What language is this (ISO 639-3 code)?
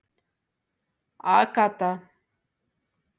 isl